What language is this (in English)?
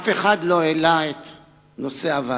Hebrew